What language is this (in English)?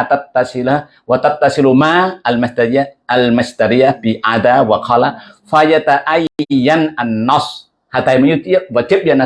Indonesian